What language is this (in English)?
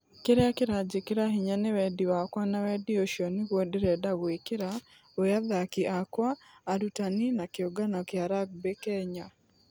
Kikuyu